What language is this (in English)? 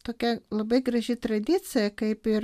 Lithuanian